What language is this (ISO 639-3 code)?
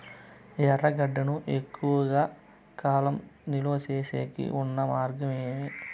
tel